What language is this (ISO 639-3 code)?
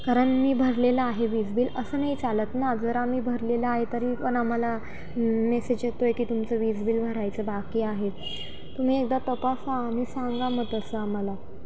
mar